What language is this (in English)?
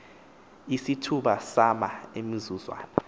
Xhosa